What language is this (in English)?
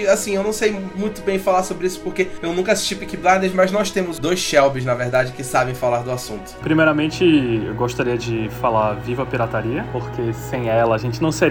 Portuguese